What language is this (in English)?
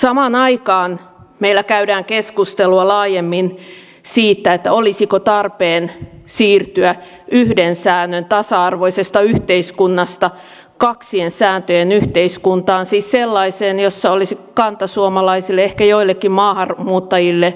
Finnish